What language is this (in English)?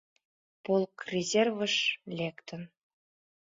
Mari